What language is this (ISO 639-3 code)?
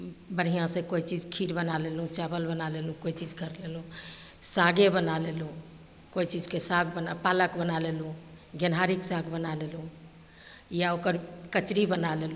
mai